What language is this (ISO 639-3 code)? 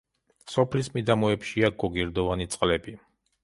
kat